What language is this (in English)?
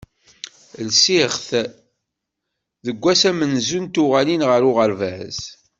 Kabyle